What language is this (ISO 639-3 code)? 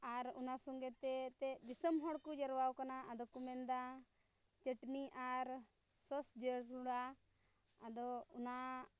sat